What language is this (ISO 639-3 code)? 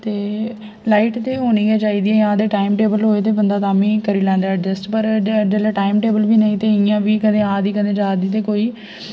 doi